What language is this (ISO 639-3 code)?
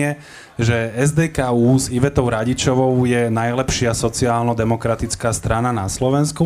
slk